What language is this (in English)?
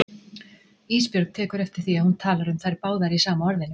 Icelandic